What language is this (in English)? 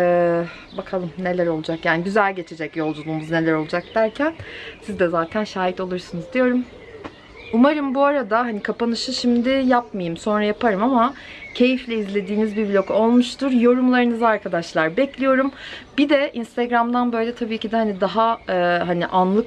Turkish